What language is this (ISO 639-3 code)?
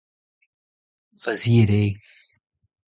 bre